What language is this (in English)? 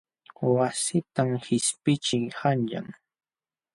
Jauja Wanca Quechua